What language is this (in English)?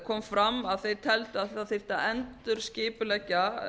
Icelandic